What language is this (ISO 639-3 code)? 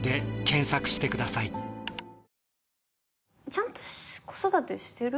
jpn